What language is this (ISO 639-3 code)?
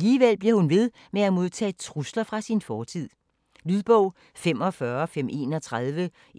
dan